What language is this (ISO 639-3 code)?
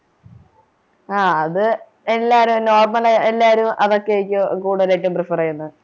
mal